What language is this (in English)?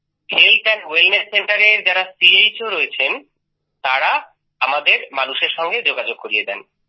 Bangla